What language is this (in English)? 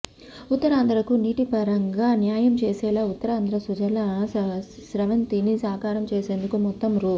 Telugu